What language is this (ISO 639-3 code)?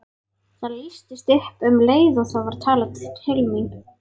isl